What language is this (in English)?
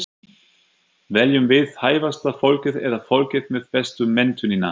Icelandic